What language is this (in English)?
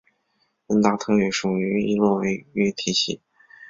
Chinese